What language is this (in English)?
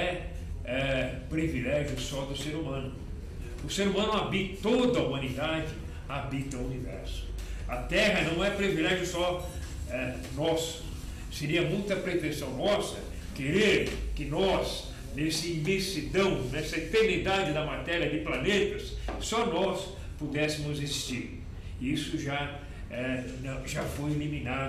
Portuguese